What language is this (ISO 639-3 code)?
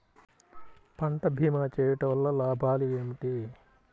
tel